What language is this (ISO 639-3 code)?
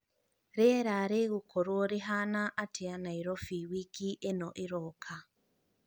kik